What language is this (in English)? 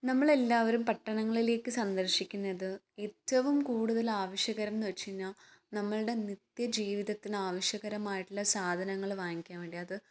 Malayalam